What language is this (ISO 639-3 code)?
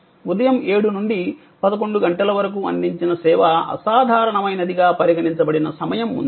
tel